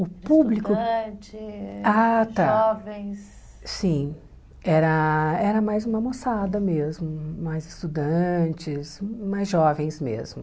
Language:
Portuguese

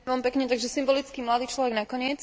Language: Slovak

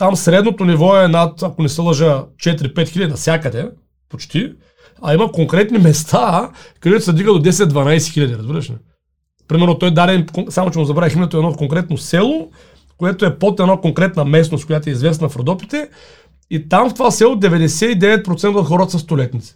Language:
Bulgarian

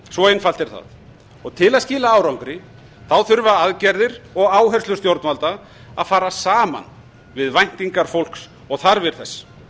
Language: Icelandic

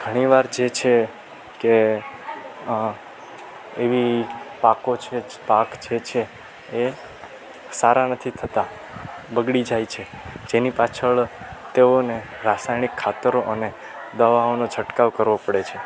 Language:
Gujarati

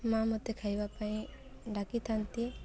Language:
Odia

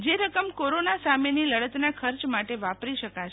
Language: Gujarati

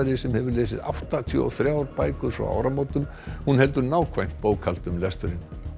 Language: Icelandic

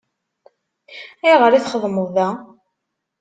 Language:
Kabyle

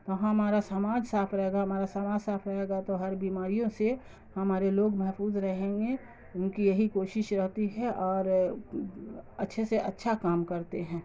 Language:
Urdu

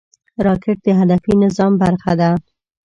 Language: Pashto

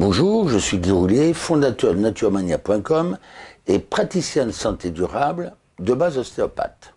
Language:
French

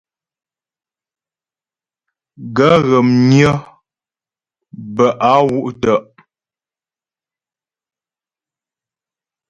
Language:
Ghomala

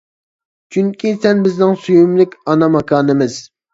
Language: Uyghur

